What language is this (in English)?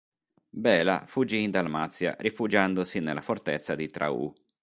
Italian